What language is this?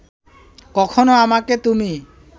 Bangla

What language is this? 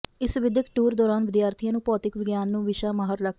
Punjabi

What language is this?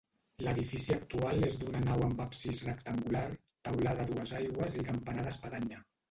Catalan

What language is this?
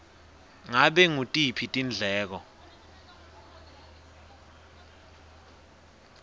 Swati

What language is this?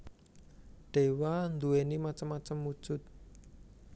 Javanese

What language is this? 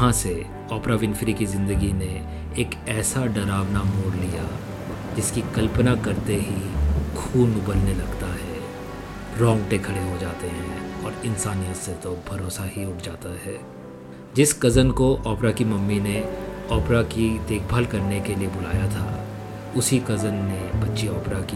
Hindi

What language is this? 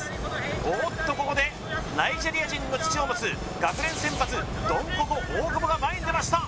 Japanese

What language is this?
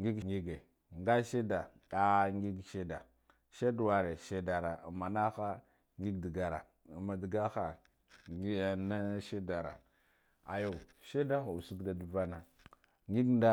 Guduf-Gava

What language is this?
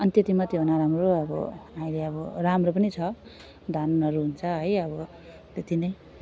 Nepali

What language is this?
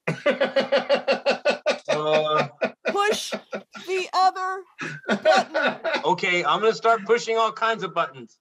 English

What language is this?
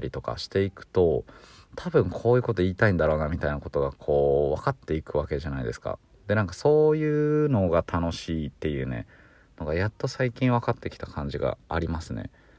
Japanese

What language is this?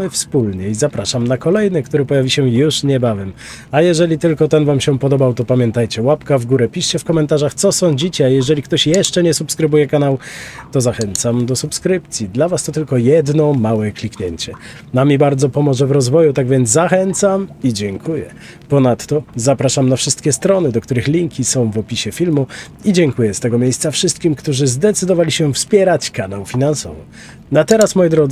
Polish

